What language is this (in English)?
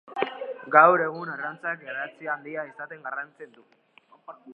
Basque